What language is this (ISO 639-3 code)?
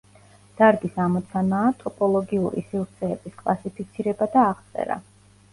kat